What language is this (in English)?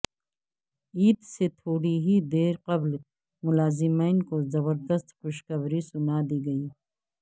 Urdu